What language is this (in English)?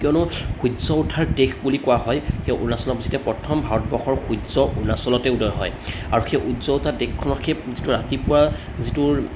Assamese